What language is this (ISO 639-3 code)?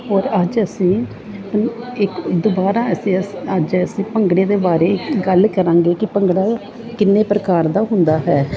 pan